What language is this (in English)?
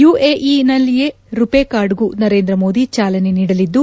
Kannada